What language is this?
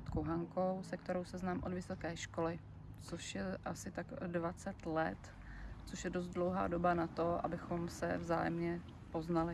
Czech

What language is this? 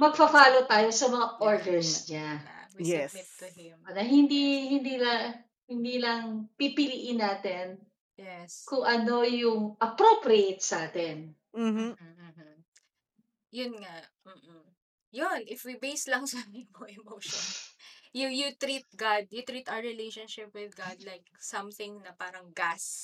Filipino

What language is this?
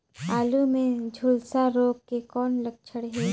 Chhattisgarhi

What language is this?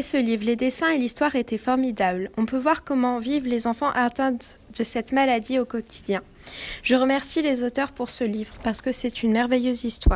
French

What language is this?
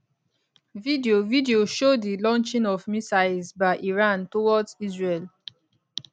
Nigerian Pidgin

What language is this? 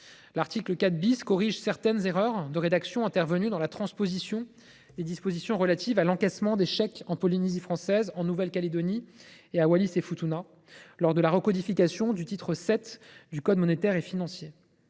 French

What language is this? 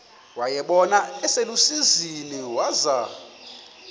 Xhosa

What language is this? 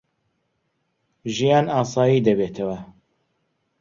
Central Kurdish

